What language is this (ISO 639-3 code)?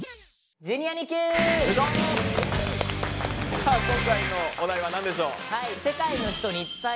jpn